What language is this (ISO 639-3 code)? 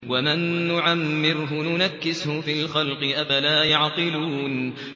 ara